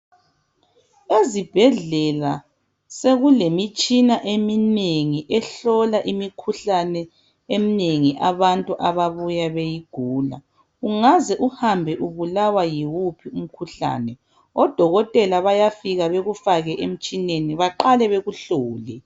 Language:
North Ndebele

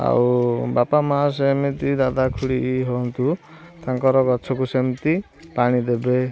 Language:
Odia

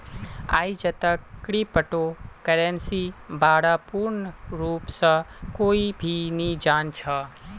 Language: Magahi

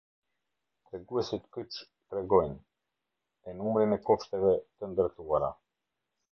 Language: Albanian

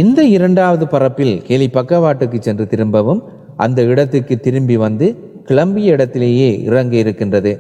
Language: Tamil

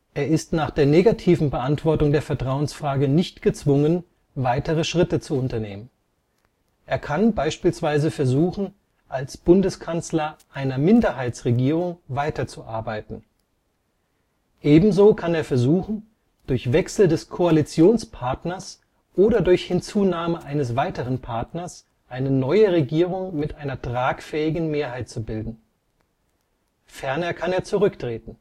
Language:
German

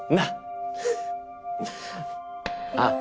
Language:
Japanese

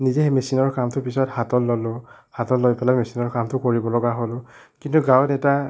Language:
Assamese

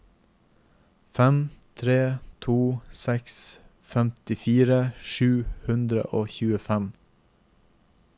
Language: Norwegian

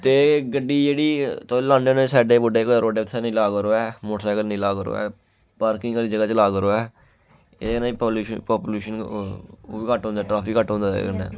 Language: Dogri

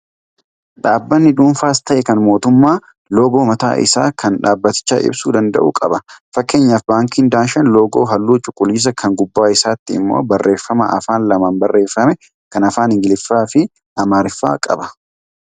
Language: Oromo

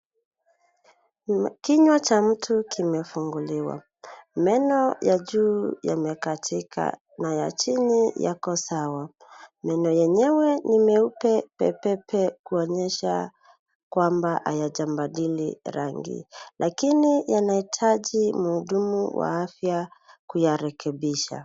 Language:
Swahili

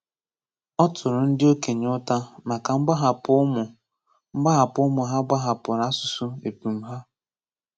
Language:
Igbo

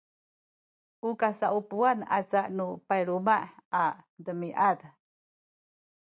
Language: Sakizaya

